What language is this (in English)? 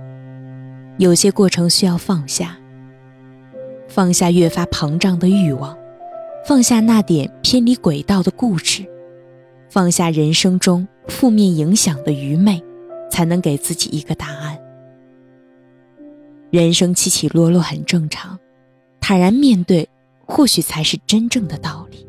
Chinese